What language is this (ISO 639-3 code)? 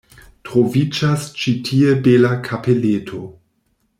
epo